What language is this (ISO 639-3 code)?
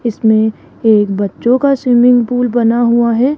hin